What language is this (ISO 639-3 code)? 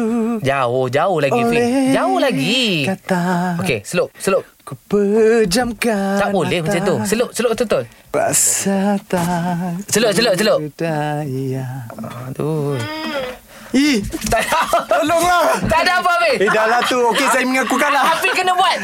msa